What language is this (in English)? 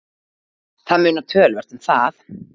Icelandic